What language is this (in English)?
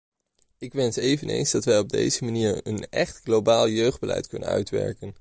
Dutch